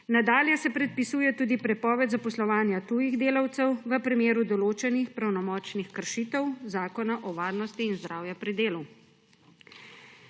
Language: Slovenian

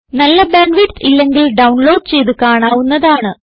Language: Malayalam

